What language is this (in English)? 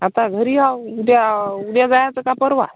Marathi